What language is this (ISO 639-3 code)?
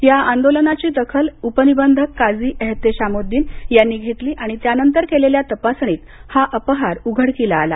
mar